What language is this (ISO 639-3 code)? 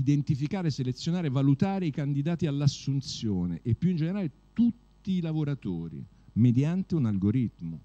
ita